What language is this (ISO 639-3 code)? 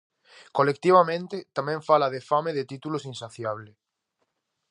glg